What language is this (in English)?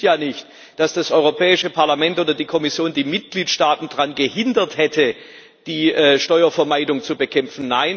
German